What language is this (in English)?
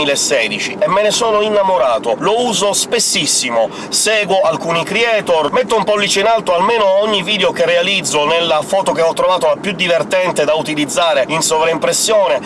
Italian